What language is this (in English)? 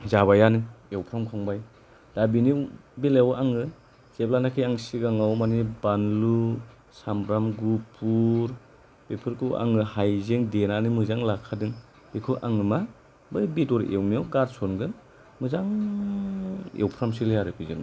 Bodo